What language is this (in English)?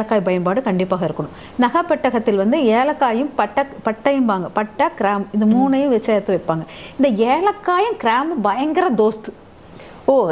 Arabic